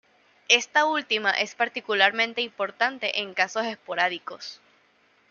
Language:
Spanish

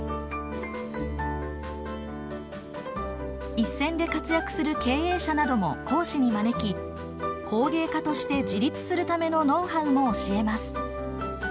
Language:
Japanese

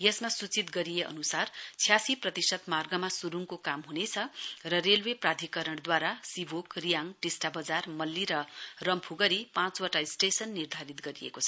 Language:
Nepali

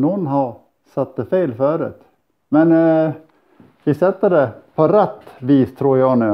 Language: Swedish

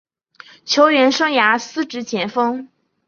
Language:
Chinese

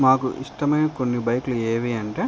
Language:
Telugu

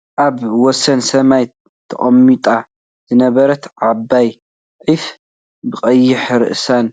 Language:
Tigrinya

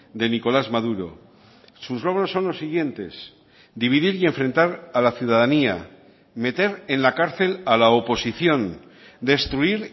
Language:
Spanish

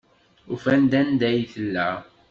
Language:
Kabyle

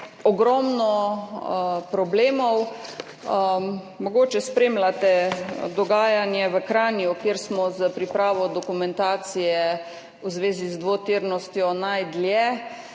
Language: Slovenian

